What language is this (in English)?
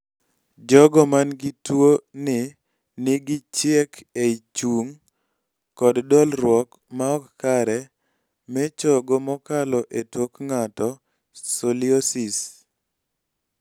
Luo (Kenya and Tanzania)